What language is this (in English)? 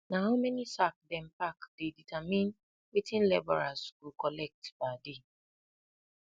Nigerian Pidgin